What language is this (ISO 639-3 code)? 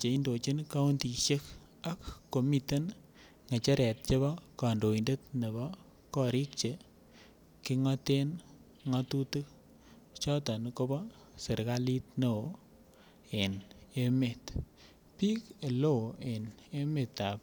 kln